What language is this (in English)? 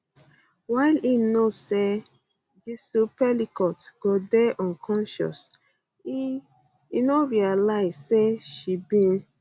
Nigerian Pidgin